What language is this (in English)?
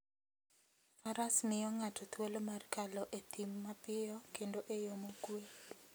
Luo (Kenya and Tanzania)